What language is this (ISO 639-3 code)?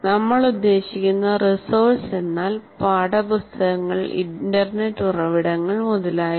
mal